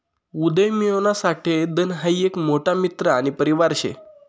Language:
Marathi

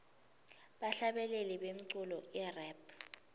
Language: Swati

